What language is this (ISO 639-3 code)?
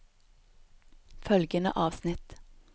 nor